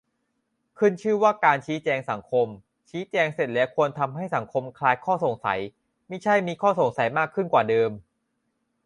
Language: Thai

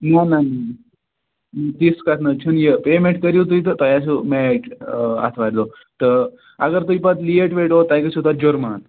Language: Kashmiri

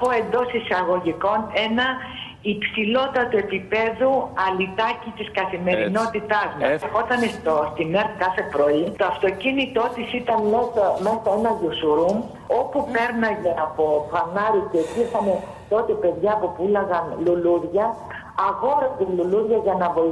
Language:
Greek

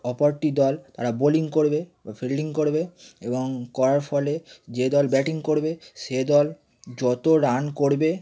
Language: Bangla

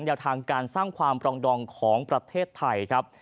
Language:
Thai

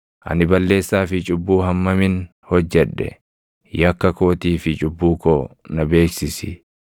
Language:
Oromo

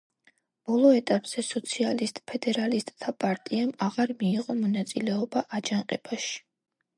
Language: Georgian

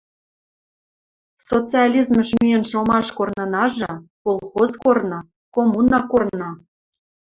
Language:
Western Mari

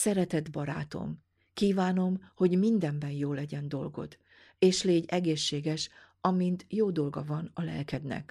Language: Hungarian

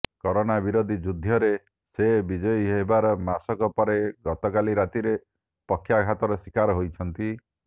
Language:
Odia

